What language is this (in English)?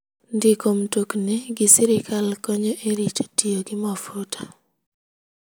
Luo (Kenya and Tanzania)